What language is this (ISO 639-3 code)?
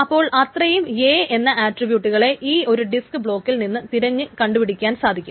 mal